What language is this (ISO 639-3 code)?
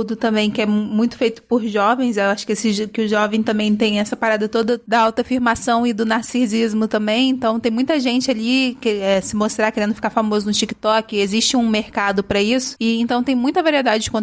por